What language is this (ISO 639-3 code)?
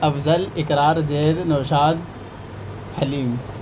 urd